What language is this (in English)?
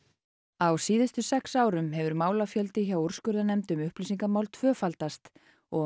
Icelandic